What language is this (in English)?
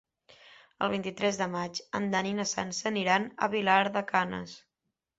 Catalan